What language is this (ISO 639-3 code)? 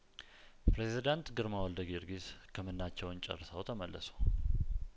amh